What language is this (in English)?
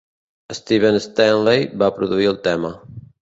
Catalan